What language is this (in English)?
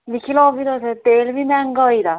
Dogri